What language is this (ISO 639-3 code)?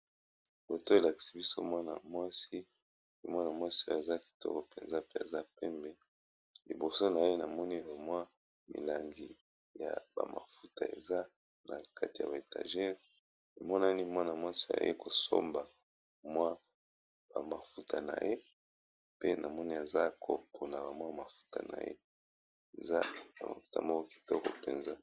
lin